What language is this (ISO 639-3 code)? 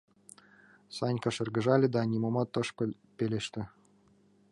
chm